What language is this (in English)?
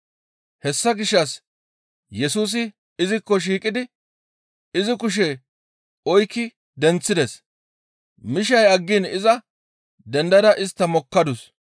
Gamo